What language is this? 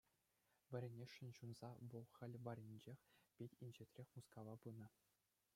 Chuvash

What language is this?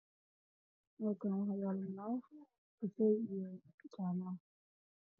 Somali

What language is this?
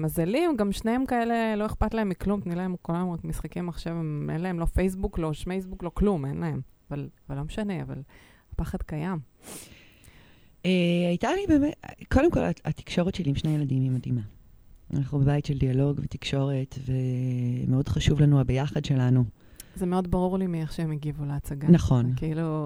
Hebrew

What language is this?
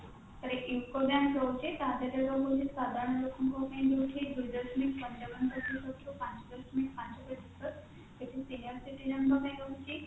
Odia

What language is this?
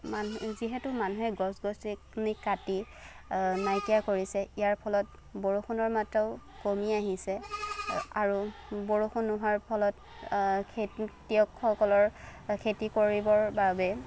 Assamese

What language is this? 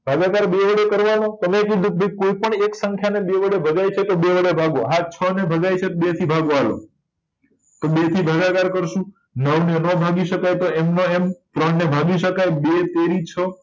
Gujarati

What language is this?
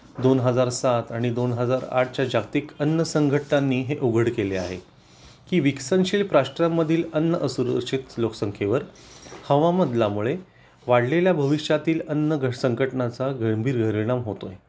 Marathi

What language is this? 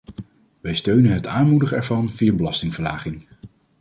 Dutch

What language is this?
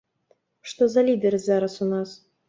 Belarusian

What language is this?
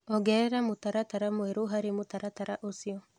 Kikuyu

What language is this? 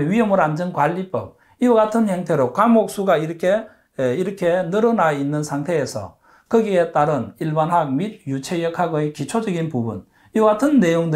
Korean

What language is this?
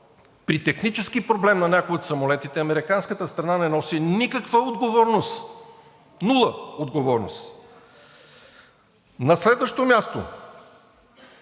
Bulgarian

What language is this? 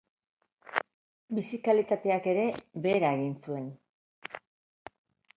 Basque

